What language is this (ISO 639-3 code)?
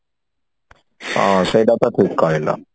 ori